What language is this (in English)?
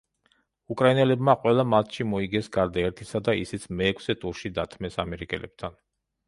Georgian